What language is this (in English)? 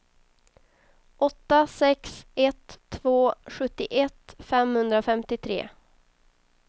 Swedish